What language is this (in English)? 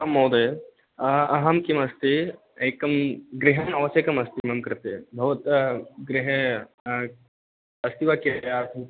Sanskrit